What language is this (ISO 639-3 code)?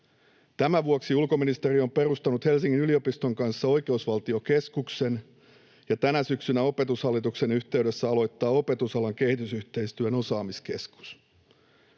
fin